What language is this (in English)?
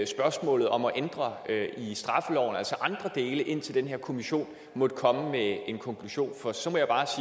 Danish